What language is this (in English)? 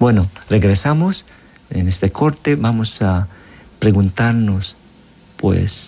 Spanish